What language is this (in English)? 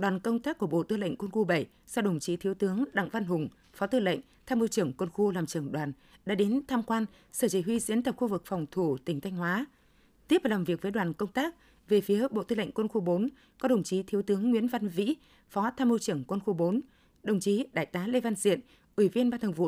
Vietnamese